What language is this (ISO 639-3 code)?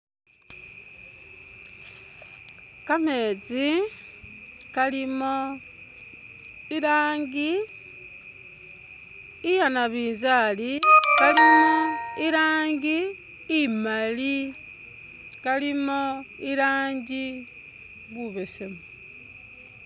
myx